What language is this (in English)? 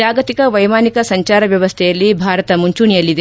Kannada